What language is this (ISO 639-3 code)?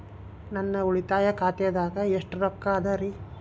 kan